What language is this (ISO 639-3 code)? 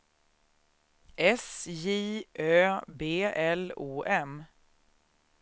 swe